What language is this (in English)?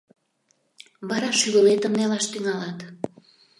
Mari